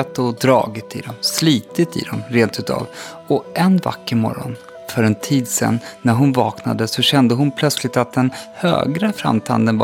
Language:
Swedish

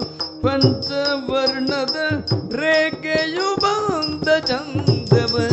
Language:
Kannada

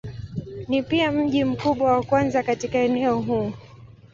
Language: Swahili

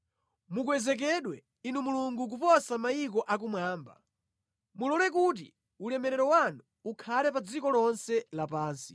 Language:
Nyanja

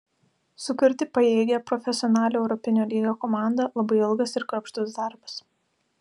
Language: Lithuanian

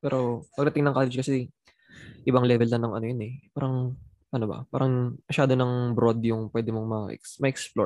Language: Filipino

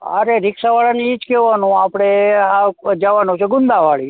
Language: Gujarati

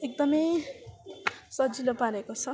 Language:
Nepali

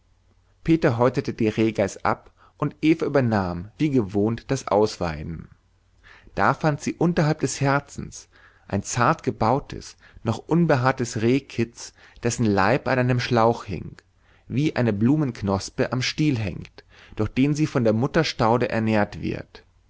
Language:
German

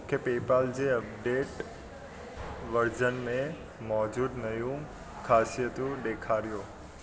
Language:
Sindhi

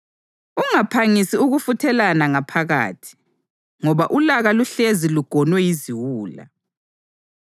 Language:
North Ndebele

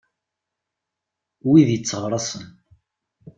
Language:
Kabyle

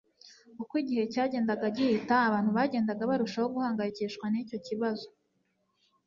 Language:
Kinyarwanda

